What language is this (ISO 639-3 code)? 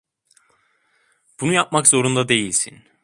tur